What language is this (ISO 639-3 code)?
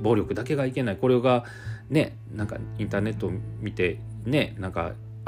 jpn